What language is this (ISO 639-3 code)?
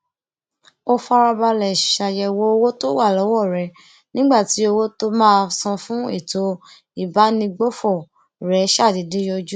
yor